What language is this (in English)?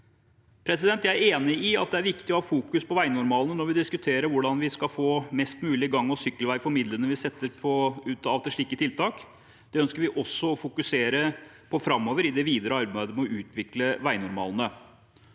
Norwegian